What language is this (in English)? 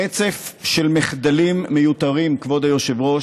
Hebrew